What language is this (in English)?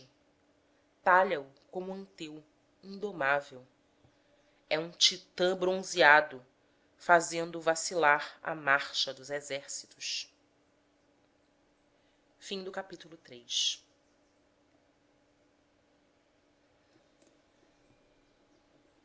Portuguese